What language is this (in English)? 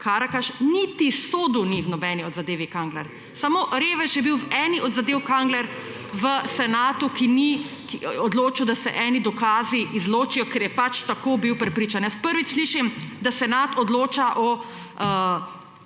Slovenian